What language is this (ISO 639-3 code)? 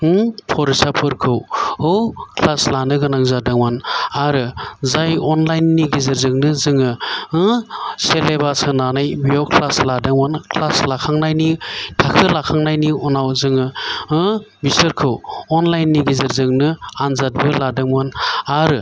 brx